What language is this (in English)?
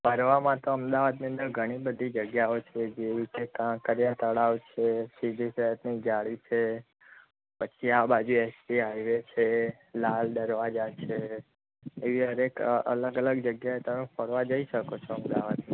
Gujarati